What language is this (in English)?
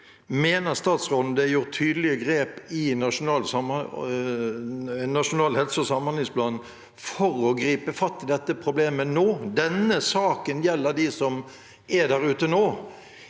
Norwegian